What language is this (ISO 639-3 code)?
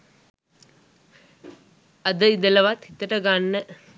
sin